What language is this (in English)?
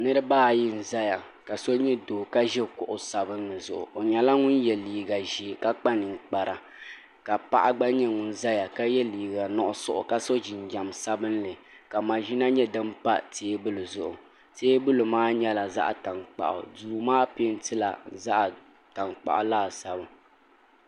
Dagbani